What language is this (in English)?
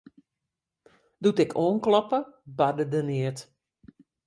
Western Frisian